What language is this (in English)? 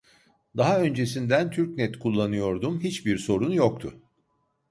Turkish